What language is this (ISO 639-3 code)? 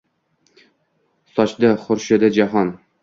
uzb